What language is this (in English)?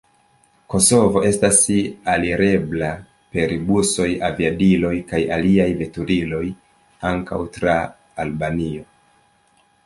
Esperanto